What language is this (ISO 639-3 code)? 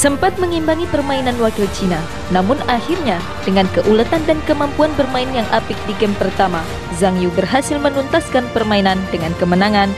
ind